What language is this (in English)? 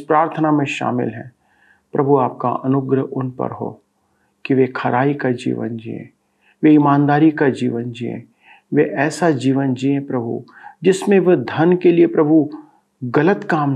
Hindi